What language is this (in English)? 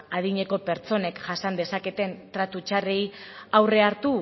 Basque